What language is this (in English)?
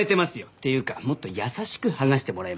Japanese